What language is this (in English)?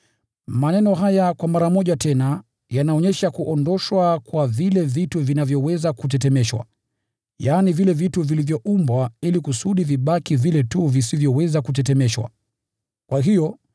Swahili